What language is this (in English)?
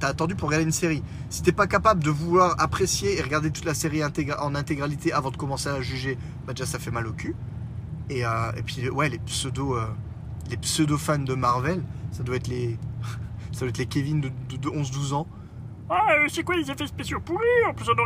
French